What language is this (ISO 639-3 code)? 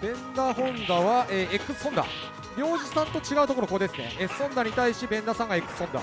jpn